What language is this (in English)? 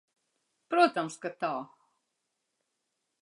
Latvian